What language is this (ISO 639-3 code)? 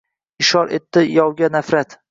uzb